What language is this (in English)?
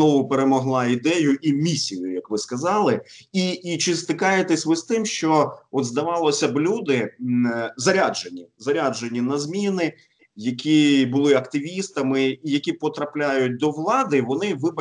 Ukrainian